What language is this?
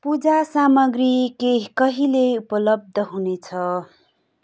Nepali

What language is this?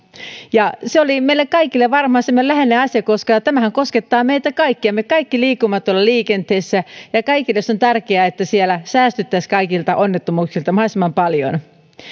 Finnish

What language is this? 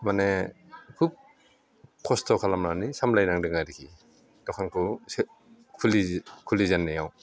Bodo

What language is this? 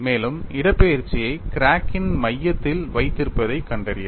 Tamil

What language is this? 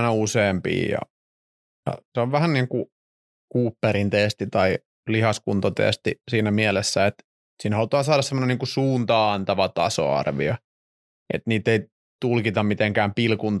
Finnish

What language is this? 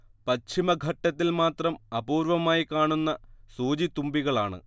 Malayalam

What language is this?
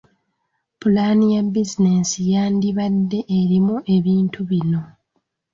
Ganda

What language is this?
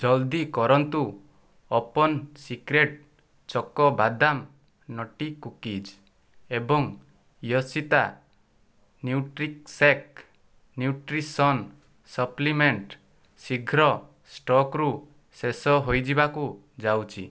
Odia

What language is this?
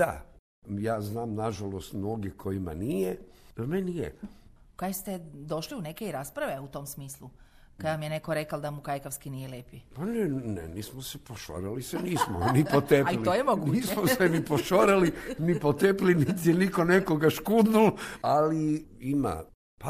Croatian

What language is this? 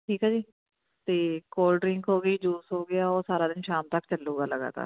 Punjabi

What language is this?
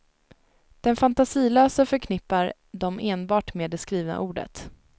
Swedish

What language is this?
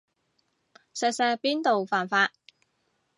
Cantonese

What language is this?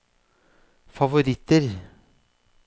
Norwegian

